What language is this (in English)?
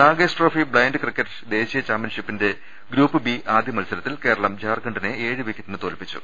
Malayalam